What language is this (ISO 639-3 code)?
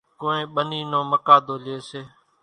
gjk